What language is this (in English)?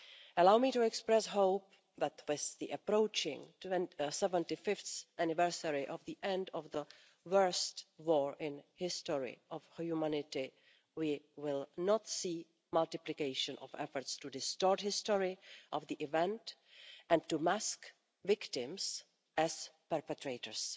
English